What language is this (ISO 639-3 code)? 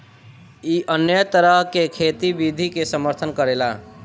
bho